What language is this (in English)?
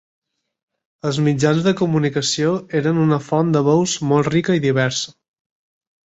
Catalan